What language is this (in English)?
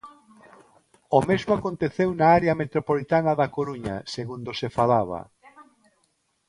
Galician